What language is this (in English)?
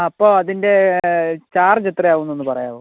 Malayalam